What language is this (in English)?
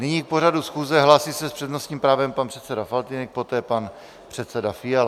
Czech